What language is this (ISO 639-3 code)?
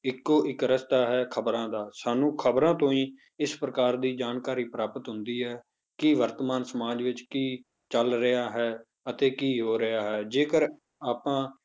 pan